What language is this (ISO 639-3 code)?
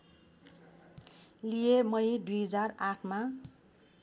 nep